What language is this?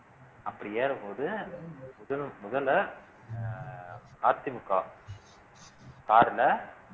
Tamil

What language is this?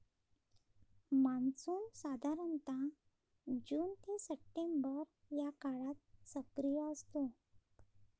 Marathi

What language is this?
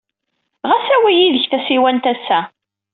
Kabyle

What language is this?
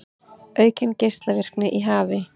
Icelandic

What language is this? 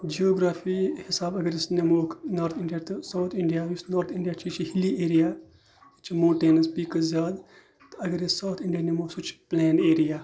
Kashmiri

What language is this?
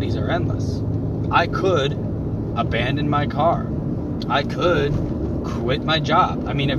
English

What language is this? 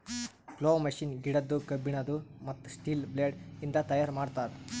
Kannada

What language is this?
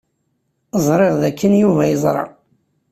Kabyle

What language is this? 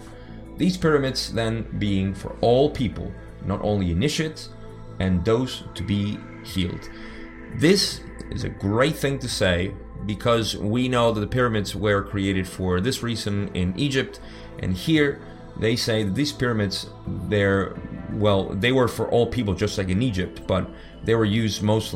English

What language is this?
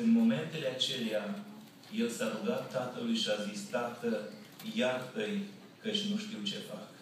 Romanian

